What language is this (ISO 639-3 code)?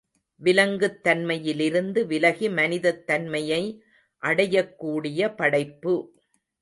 tam